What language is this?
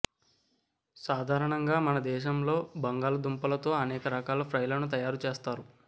Telugu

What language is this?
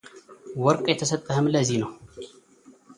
Amharic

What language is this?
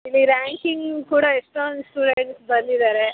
Kannada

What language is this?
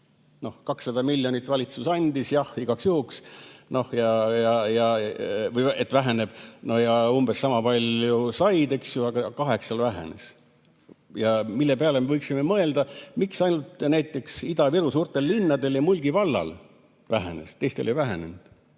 Estonian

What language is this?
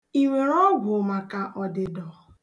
Igbo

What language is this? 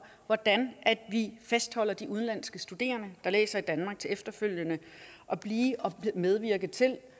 Danish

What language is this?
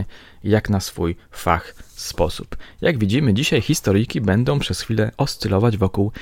Polish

